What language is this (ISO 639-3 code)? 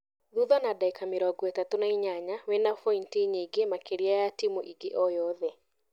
kik